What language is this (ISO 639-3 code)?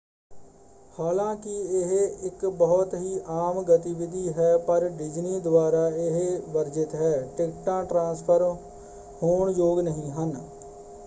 pan